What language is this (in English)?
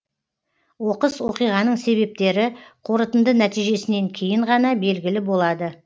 Kazakh